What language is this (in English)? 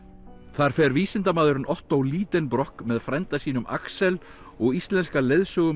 Icelandic